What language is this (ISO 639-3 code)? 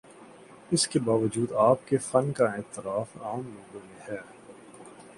urd